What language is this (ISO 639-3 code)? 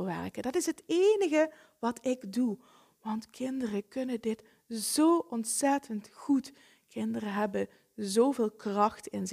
nld